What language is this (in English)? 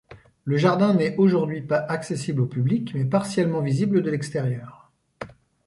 French